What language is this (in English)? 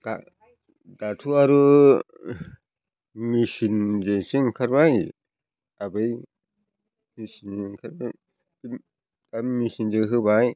Bodo